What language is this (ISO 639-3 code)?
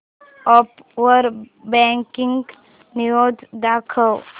mar